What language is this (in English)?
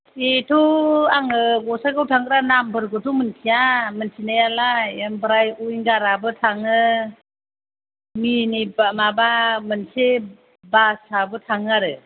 Bodo